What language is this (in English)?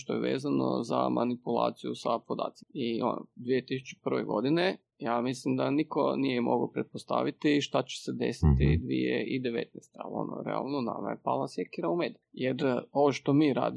Croatian